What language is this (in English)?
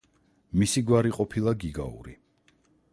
Georgian